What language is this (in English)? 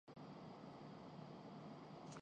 Urdu